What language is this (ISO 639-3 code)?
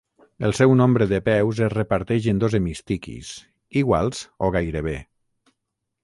cat